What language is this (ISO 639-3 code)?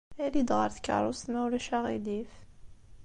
kab